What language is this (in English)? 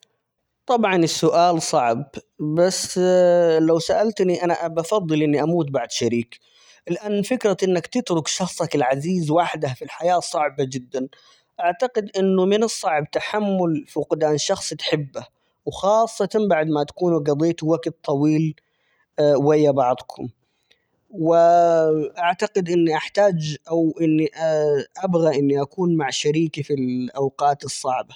Omani Arabic